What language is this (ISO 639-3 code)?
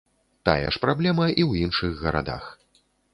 bel